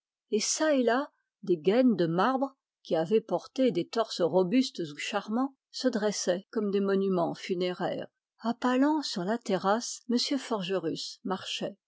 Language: French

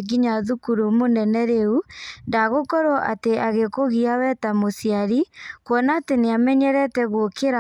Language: Kikuyu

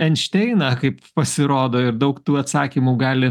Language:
Lithuanian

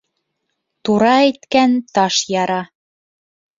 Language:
Bashkir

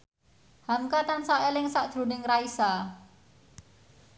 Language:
Javanese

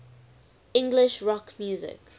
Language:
English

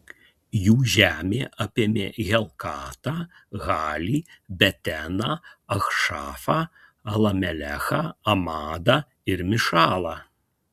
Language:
Lithuanian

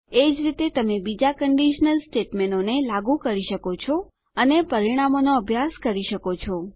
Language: Gujarati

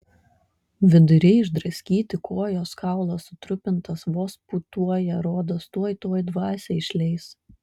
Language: Lithuanian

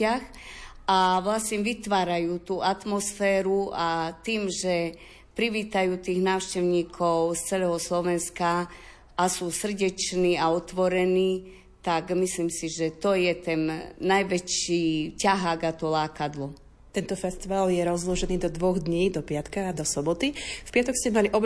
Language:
Slovak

